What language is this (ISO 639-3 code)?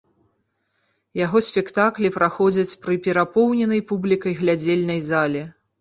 bel